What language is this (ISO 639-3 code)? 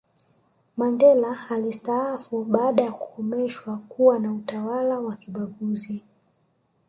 swa